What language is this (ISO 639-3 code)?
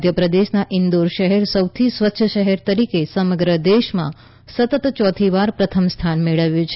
guj